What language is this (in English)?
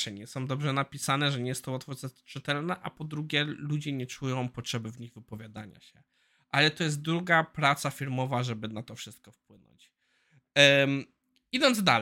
Polish